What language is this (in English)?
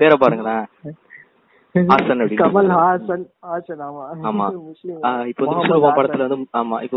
Tamil